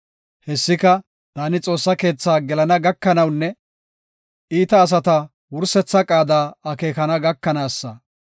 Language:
Gofa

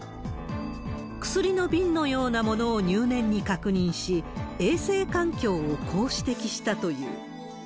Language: Japanese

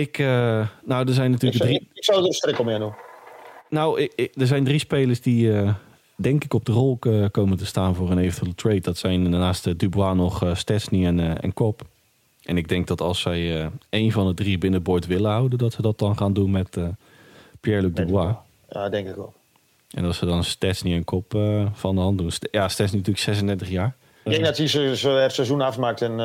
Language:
Dutch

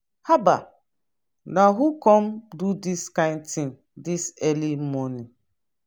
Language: Nigerian Pidgin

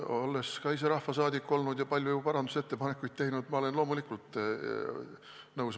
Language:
Estonian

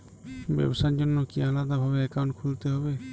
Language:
Bangla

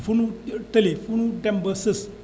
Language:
Wolof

